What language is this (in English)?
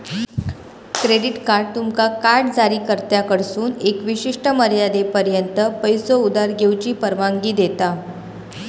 Marathi